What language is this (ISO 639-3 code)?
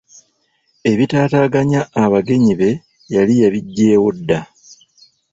lug